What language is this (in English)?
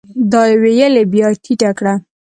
Pashto